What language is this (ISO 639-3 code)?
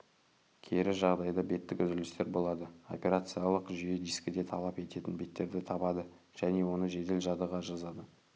kaz